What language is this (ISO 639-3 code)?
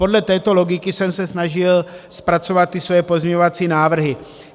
ces